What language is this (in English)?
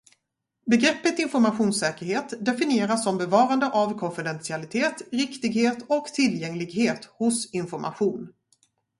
Swedish